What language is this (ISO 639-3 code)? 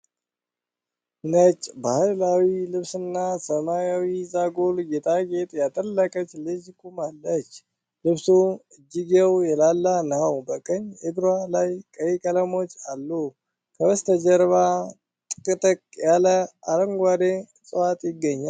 amh